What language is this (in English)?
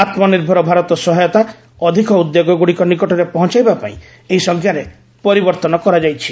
Odia